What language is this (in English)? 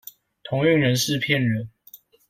Chinese